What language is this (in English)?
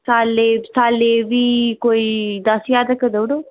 Dogri